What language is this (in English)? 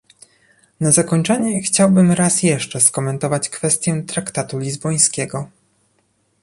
Polish